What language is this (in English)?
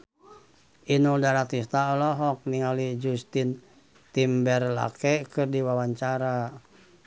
Sundanese